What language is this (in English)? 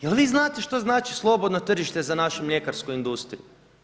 Croatian